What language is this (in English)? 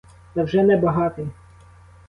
Ukrainian